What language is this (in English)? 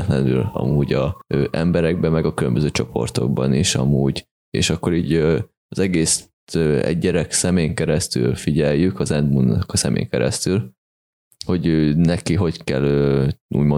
Hungarian